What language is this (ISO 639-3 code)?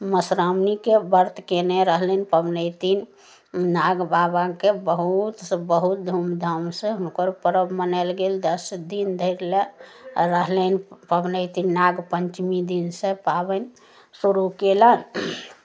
mai